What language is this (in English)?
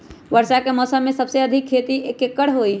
Magahi